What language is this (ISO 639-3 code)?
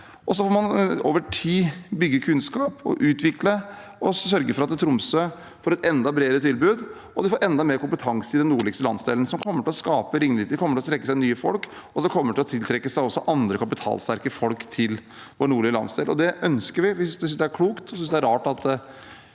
nor